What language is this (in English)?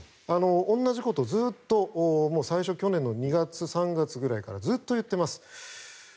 Japanese